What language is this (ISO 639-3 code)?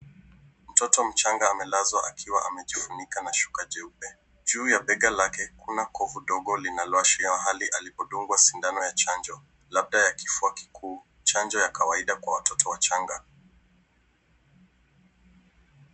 swa